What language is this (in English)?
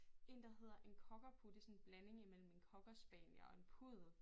Danish